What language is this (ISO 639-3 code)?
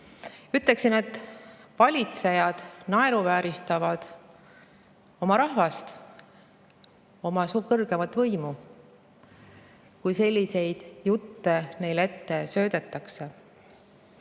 est